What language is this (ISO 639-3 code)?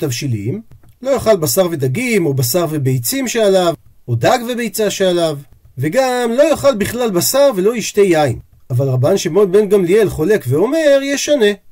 heb